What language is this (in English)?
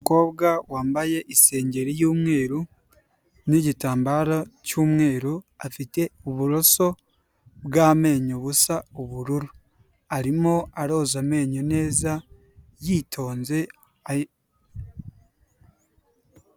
Kinyarwanda